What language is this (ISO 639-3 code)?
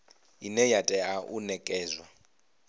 ven